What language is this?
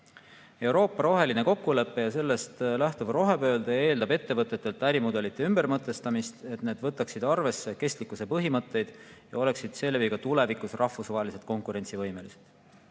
Estonian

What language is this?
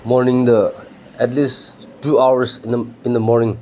Manipuri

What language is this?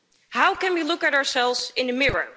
English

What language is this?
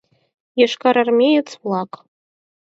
Mari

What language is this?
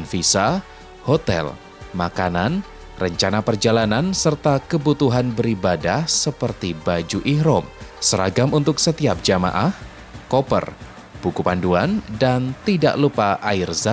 Indonesian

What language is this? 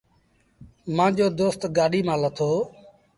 Sindhi Bhil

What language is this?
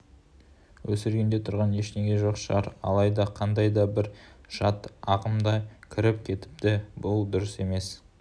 Kazakh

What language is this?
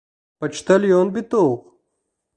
Bashkir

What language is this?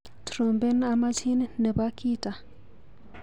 Kalenjin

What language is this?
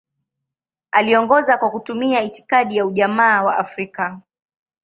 Swahili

